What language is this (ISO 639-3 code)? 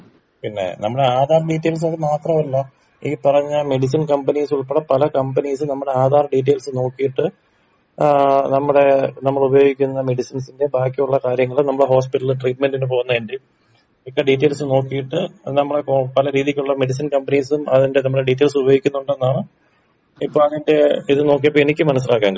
mal